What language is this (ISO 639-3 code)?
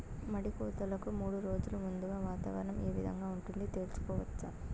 tel